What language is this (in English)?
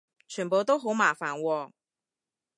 Cantonese